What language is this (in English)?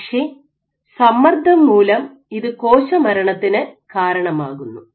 Malayalam